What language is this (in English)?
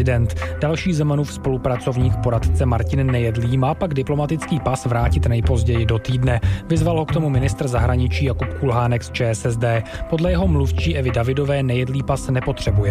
Czech